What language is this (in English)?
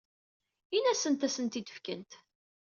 Kabyle